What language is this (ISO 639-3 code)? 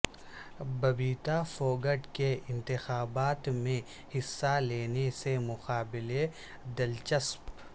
urd